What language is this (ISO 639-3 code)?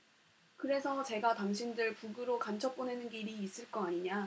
kor